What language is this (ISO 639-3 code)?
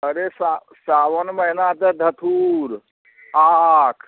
mai